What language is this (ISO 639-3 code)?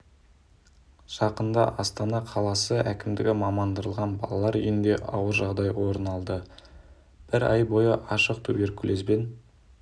kaz